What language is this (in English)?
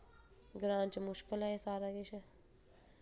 Dogri